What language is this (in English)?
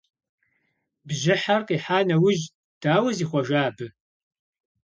Kabardian